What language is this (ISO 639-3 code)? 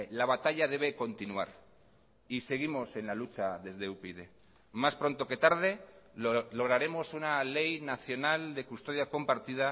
spa